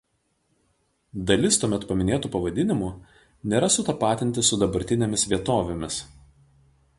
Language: Lithuanian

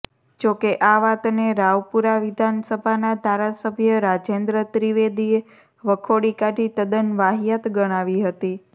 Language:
Gujarati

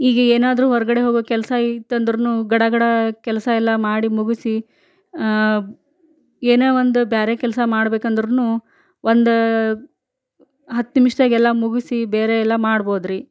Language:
Kannada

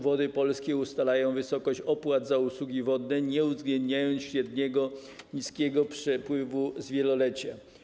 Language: Polish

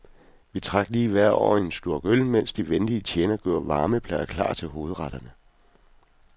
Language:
Danish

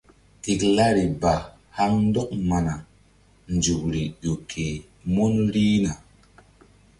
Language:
Mbum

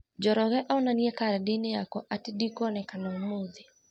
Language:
Kikuyu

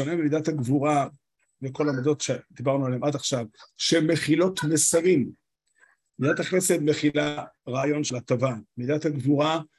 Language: Hebrew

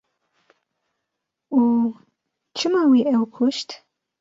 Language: Kurdish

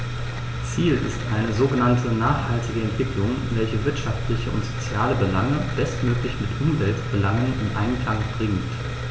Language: German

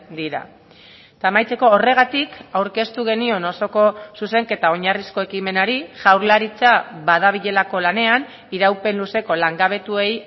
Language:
Basque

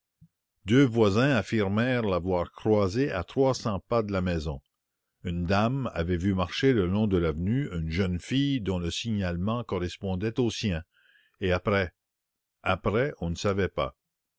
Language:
French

